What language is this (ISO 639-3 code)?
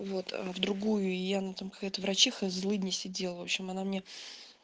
rus